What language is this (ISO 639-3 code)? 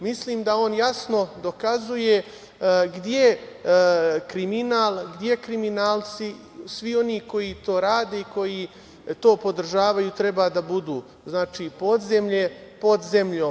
srp